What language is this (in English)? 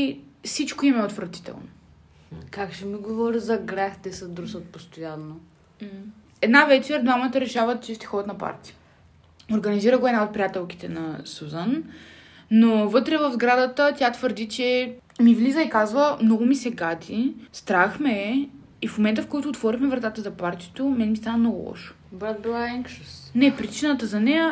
Bulgarian